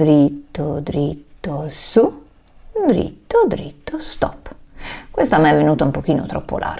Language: Italian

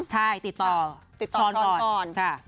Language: Thai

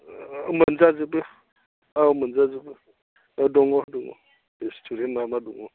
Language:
Bodo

